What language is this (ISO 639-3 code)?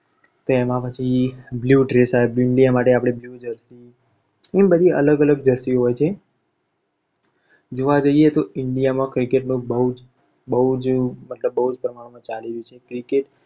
guj